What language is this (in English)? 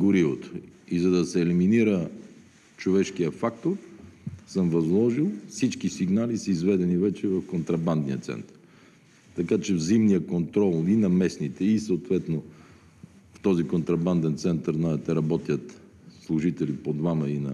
Bulgarian